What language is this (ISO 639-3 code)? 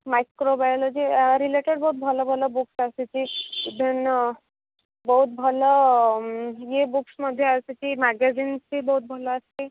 ori